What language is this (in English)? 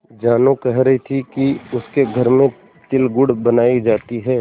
Hindi